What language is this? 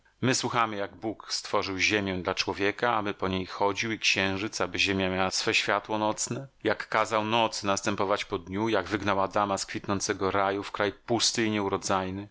Polish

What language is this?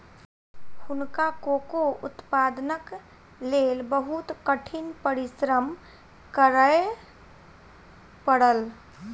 Maithili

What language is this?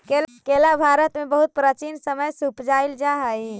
Magahi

